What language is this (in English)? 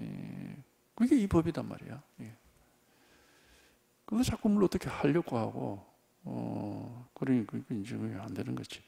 Korean